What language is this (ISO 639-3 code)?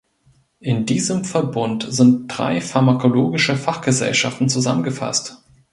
deu